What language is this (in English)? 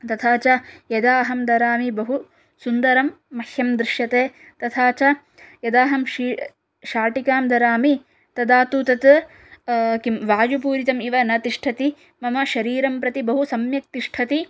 Sanskrit